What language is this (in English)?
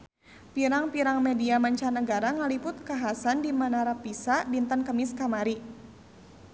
Sundanese